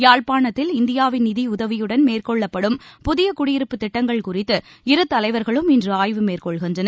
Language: Tamil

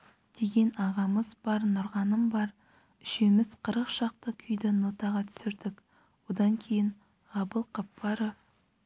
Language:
Kazakh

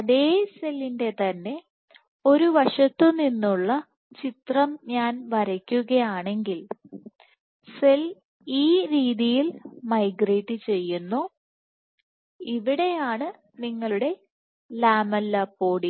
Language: Malayalam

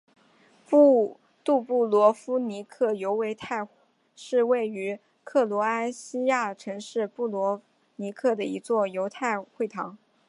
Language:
Chinese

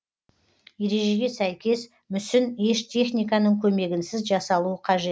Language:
Kazakh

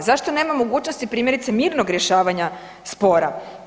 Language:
Croatian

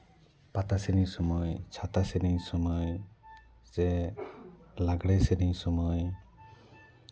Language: Santali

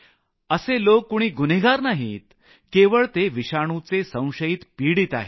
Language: Marathi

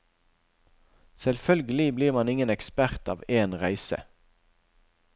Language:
Norwegian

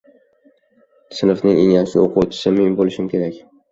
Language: Uzbek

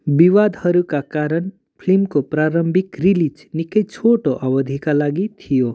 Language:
Nepali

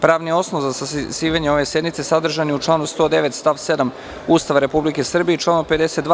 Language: Serbian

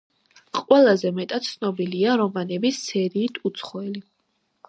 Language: Georgian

